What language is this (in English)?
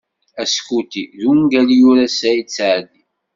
Kabyle